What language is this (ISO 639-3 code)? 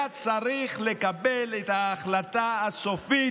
heb